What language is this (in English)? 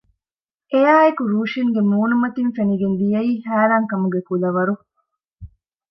Divehi